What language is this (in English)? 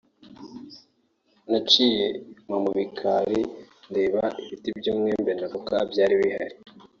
Kinyarwanda